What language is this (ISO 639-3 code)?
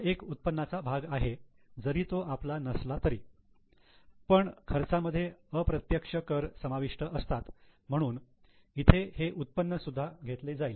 mar